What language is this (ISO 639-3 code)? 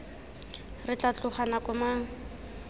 tsn